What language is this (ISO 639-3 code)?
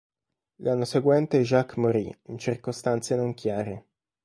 ita